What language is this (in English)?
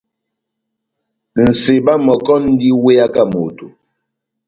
Batanga